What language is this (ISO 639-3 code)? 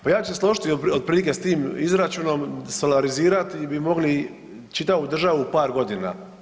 hrv